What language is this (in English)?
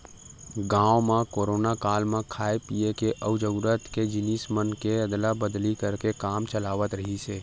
Chhattisgarhi